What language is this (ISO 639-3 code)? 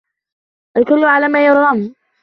ara